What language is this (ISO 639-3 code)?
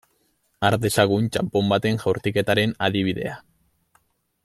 eus